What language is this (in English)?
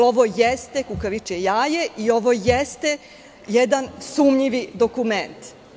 Serbian